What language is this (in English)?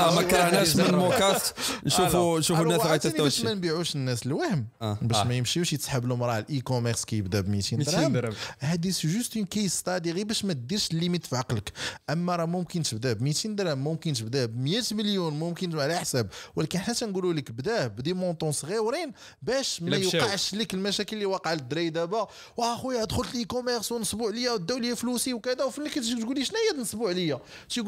Arabic